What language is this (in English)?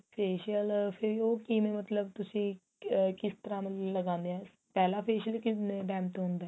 Punjabi